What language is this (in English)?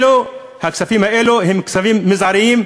Hebrew